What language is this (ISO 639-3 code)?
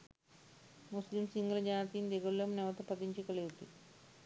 sin